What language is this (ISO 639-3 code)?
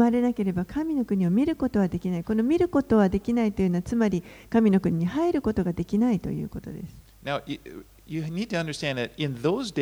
jpn